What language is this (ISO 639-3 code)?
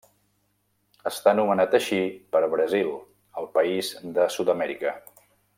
cat